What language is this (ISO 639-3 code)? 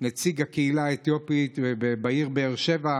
heb